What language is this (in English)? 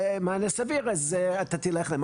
Hebrew